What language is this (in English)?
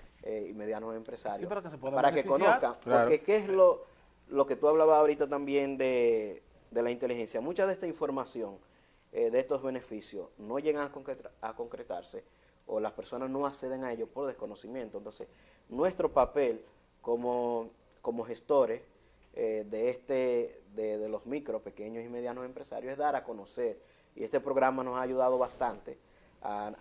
Spanish